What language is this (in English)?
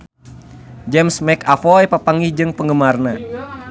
Sundanese